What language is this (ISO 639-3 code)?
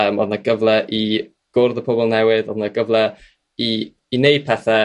cym